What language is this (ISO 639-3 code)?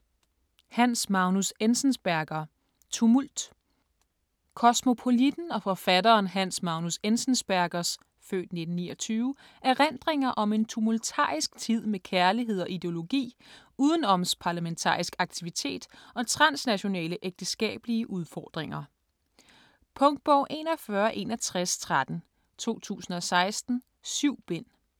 dan